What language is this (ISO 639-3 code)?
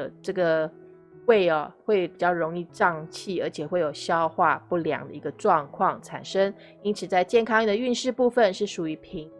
zho